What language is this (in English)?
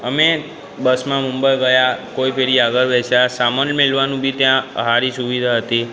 Gujarati